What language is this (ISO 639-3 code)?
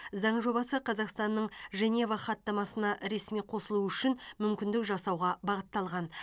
kaz